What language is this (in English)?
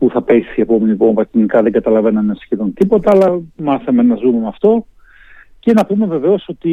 Greek